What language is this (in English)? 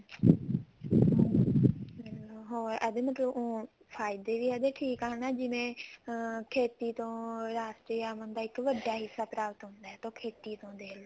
Punjabi